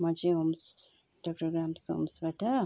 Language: Nepali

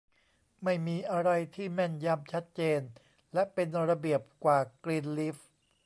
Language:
Thai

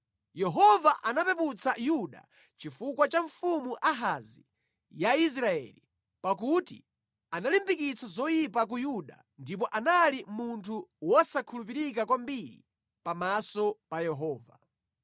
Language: Nyanja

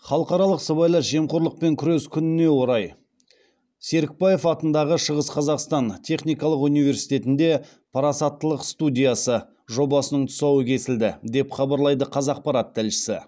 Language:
Kazakh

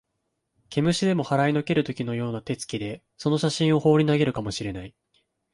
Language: Japanese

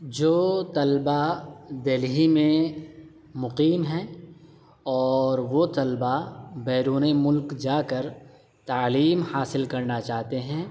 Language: Urdu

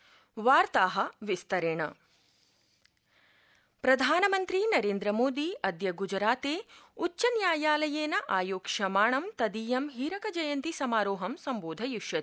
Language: Sanskrit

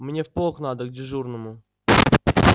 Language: Russian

